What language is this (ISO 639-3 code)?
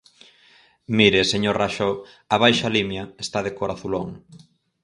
glg